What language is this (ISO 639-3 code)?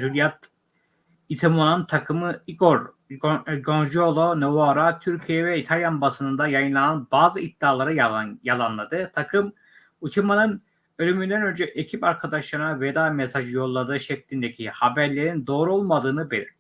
tur